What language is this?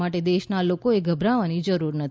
Gujarati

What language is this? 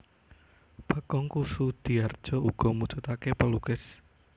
Javanese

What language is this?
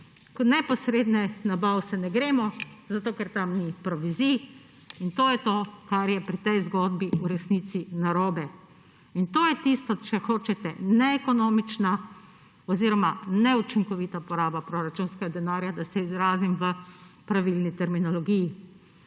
Slovenian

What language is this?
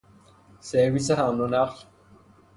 Persian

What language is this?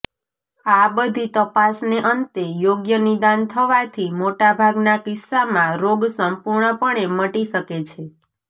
Gujarati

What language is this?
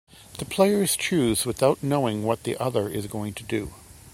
English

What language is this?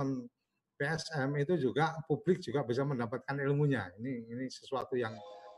Indonesian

